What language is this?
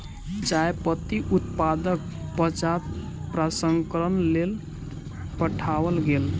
Maithili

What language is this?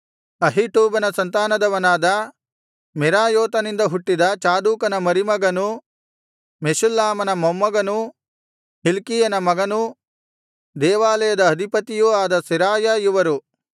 Kannada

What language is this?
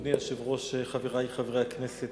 Hebrew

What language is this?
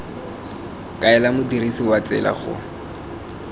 Tswana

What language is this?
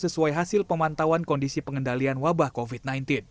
Indonesian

